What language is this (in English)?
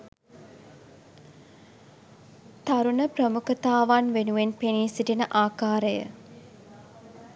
Sinhala